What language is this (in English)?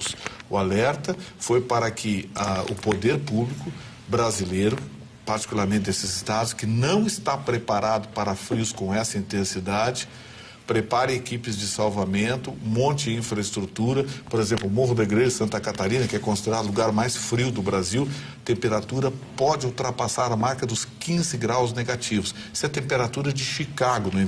Portuguese